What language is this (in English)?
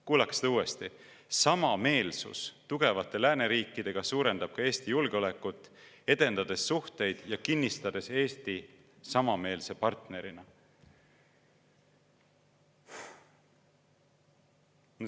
Estonian